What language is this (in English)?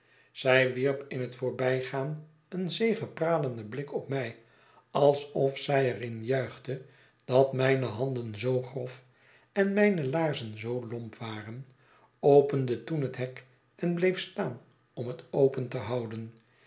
Dutch